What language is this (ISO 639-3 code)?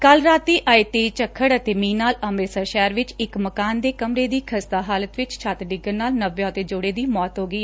pan